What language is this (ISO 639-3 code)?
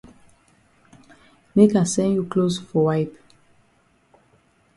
wes